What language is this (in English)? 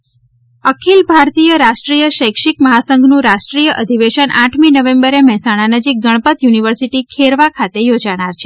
Gujarati